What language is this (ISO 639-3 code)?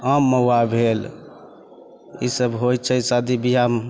mai